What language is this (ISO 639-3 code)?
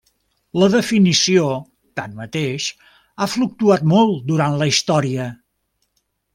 cat